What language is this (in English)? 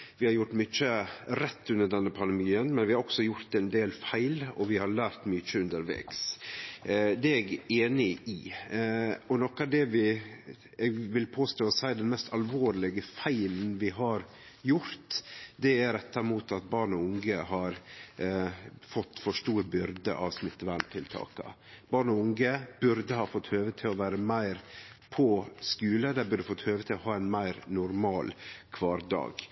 Norwegian Nynorsk